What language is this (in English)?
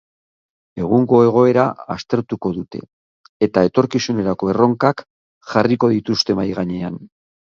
Basque